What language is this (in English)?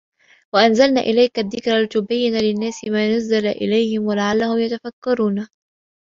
Arabic